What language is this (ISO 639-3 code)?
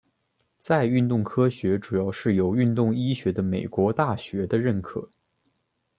zho